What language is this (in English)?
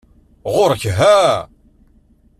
Kabyle